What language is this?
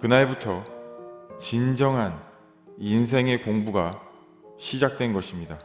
Korean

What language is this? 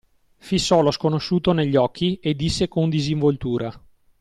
Italian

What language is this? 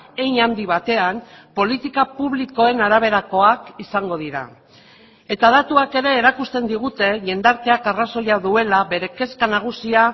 Basque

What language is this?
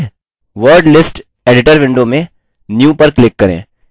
Hindi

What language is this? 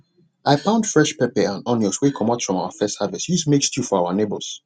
Nigerian Pidgin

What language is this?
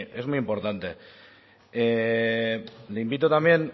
Spanish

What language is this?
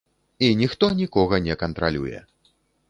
Belarusian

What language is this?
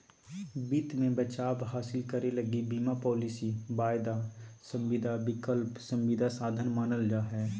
Magahi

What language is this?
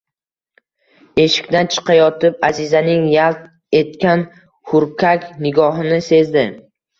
Uzbek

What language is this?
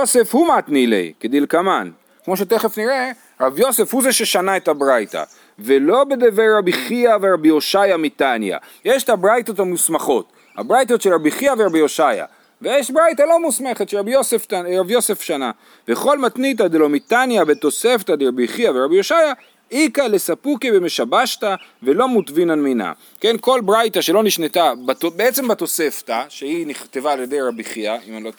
Hebrew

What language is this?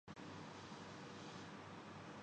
Urdu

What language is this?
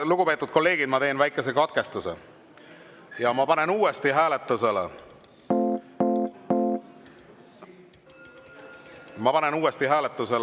Estonian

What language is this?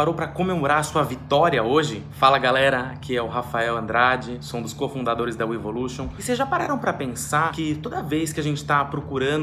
Portuguese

